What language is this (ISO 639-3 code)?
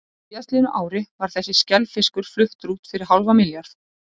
isl